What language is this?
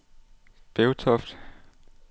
Danish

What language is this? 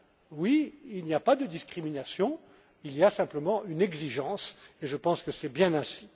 French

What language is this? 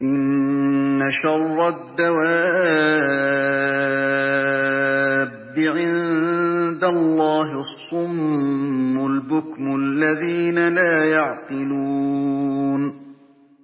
Arabic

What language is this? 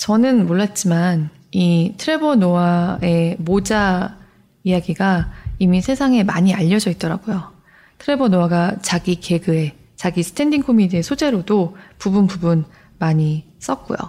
Korean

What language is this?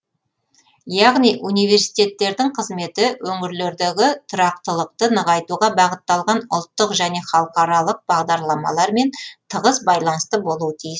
Kazakh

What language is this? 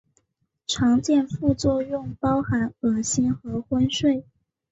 Chinese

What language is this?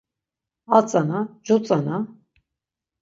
Laz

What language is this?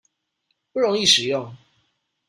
Chinese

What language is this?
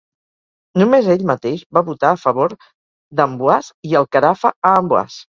Catalan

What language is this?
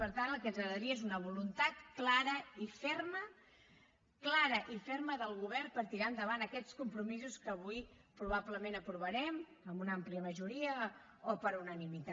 Catalan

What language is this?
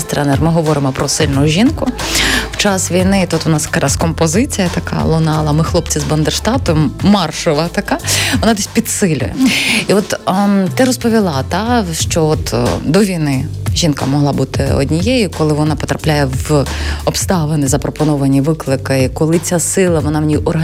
Ukrainian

